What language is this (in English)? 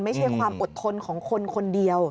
Thai